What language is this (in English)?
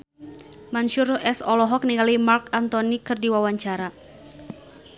Sundanese